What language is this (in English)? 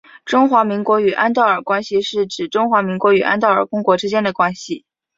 Chinese